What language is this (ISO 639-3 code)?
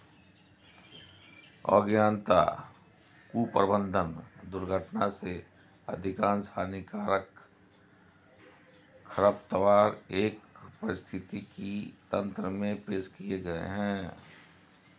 hin